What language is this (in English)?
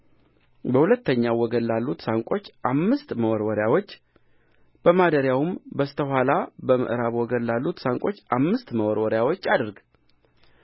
Amharic